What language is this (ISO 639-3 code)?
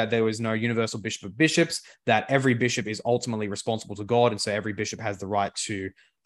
eng